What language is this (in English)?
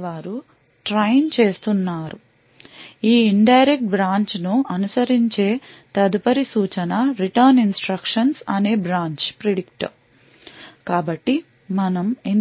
Telugu